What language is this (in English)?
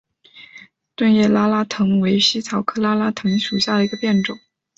Chinese